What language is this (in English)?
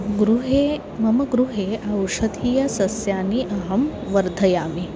Sanskrit